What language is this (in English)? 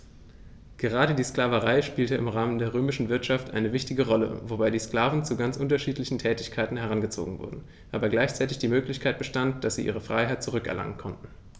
German